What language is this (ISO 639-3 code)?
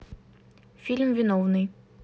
rus